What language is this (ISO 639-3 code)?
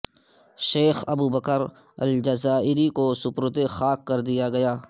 urd